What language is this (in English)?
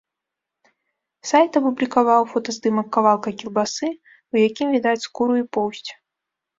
Belarusian